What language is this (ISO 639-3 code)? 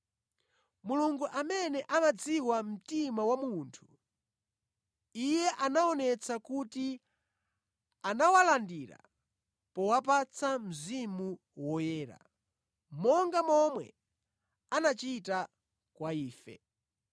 nya